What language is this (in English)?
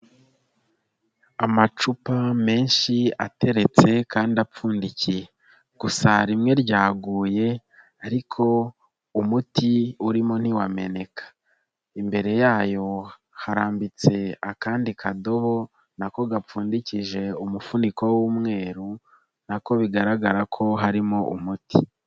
Kinyarwanda